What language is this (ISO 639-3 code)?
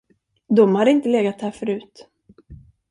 swe